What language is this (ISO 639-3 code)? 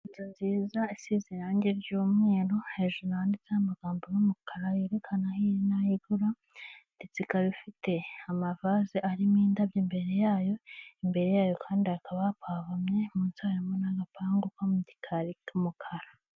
kin